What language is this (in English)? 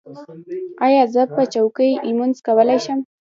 Pashto